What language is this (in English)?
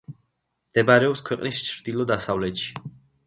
Georgian